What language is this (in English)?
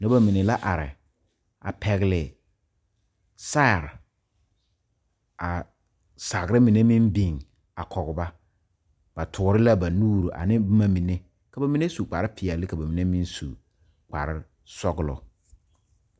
Southern Dagaare